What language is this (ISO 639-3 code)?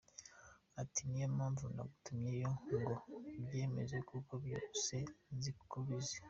kin